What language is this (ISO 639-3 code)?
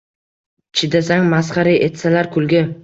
uzb